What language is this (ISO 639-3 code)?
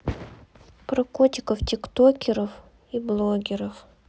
rus